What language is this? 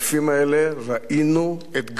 Hebrew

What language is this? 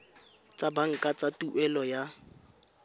Tswana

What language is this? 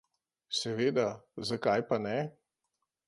Slovenian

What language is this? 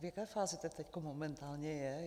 Czech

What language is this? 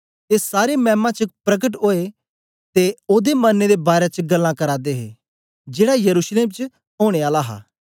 Dogri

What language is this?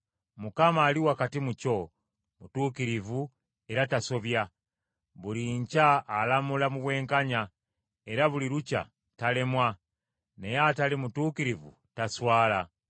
Ganda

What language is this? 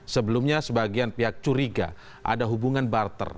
Indonesian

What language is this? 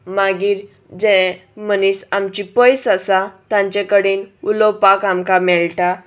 Konkani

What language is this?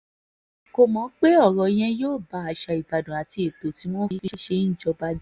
Yoruba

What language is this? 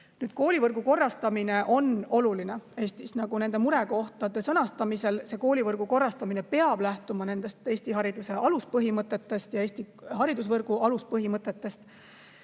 Estonian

